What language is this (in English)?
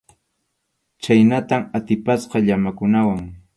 Arequipa-La Unión Quechua